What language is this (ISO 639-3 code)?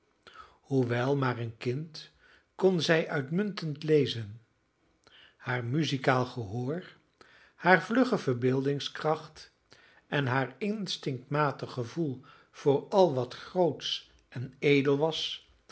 nld